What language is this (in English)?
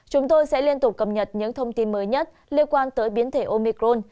Vietnamese